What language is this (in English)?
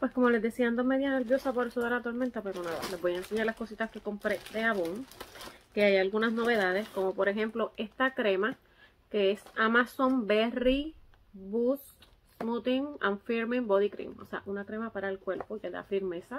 Spanish